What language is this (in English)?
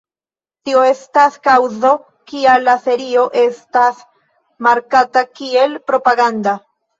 Esperanto